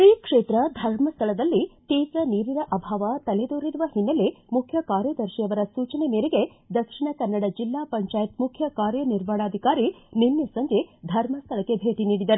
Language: Kannada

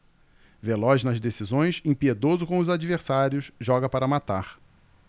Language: Portuguese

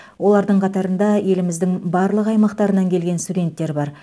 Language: Kazakh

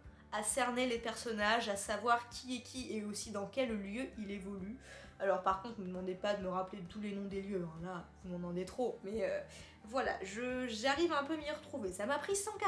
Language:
French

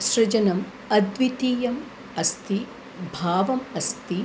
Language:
Sanskrit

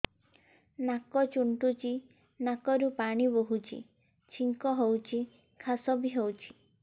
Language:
Odia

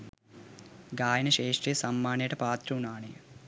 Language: Sinhala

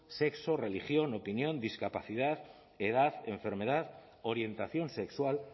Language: Spanish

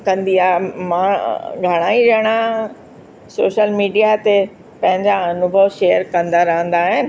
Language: Sindhi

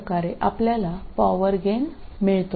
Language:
Malayalam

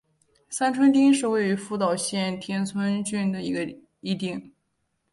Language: Chinese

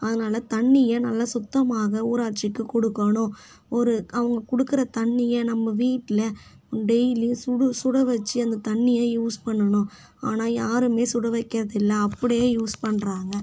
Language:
Tamil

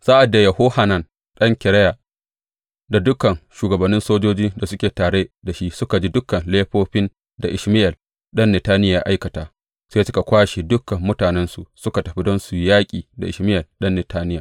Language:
Hausa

